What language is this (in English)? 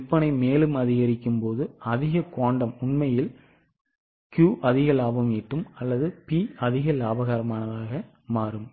Tamil